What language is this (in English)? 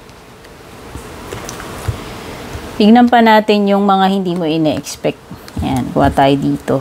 Filipino